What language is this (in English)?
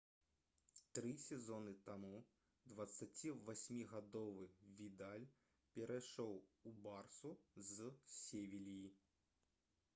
Belarusian